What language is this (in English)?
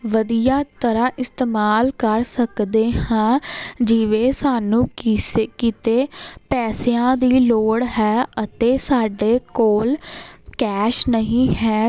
Punjabi